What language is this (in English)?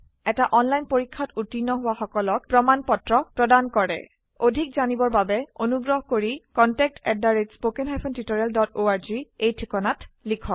Assamese